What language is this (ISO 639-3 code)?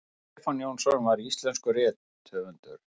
isl